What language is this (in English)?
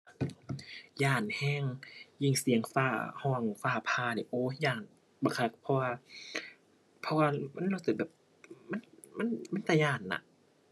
Thai